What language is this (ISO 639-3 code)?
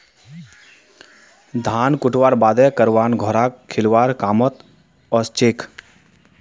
mag